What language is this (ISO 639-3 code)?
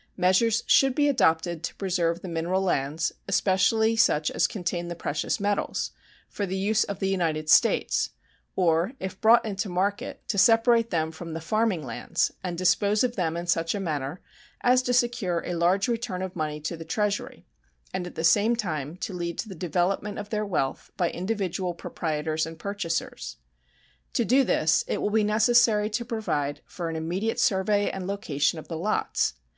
eng